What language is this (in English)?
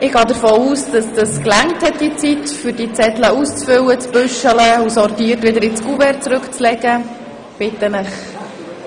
Swiss German